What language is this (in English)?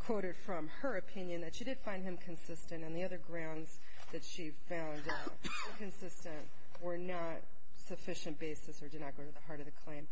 English